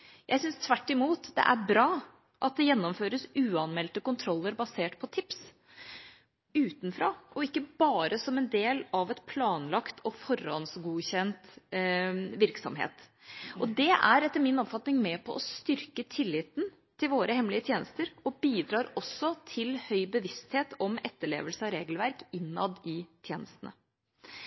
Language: Norwegian Bokmål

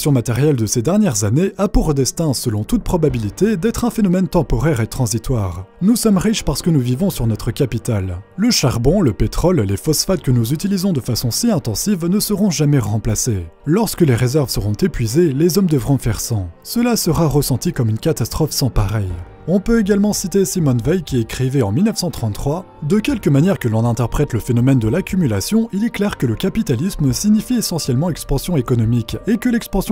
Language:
French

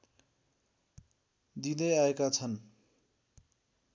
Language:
Nepali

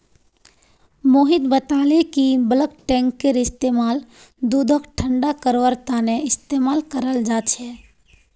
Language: Magahi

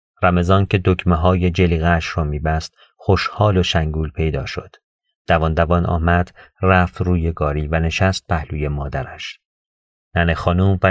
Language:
Persian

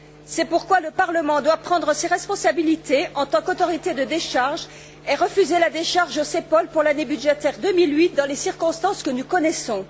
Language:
French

